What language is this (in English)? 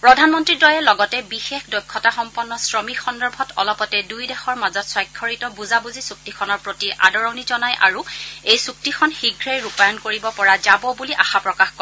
Assamese